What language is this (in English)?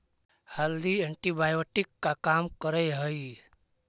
Magahi